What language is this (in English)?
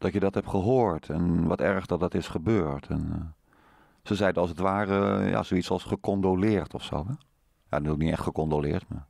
Dutch